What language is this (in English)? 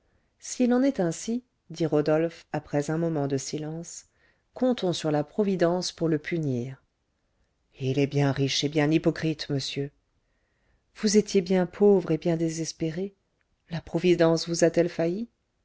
French